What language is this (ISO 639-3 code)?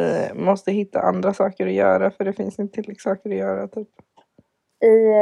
swe